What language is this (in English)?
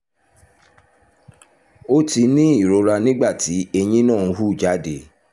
Yoruba